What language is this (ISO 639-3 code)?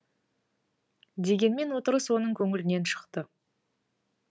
kaz